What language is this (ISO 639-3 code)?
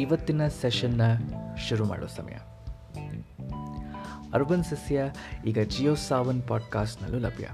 kan